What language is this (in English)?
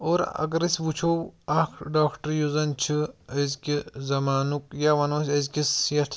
Kashmiri